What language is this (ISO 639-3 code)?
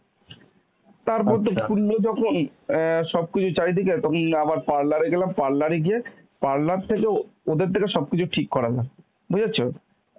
ben